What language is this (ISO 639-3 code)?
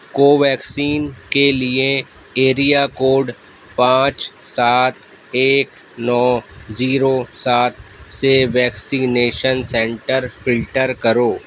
urd